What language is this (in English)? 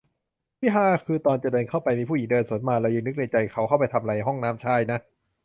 Thai